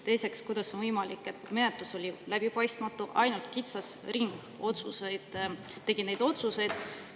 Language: Estonian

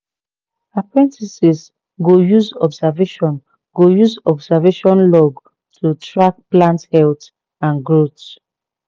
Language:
Nigerian Pidgin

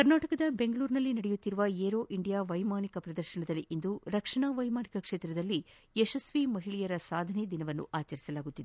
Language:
Kannada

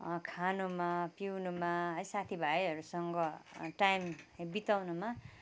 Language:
Nepali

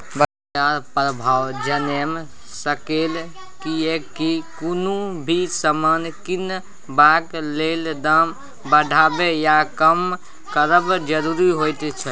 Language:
Maithili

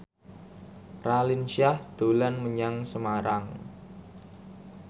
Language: Javanese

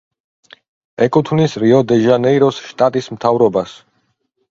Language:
Georgian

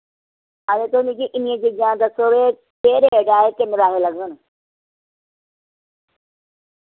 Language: Dogri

